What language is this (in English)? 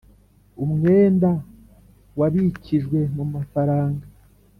Kinyarwanda